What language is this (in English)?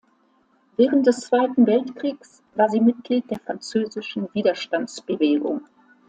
German